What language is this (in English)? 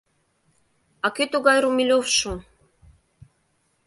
Mari